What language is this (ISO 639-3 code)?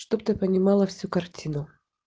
rus